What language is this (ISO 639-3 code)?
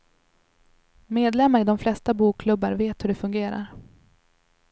swe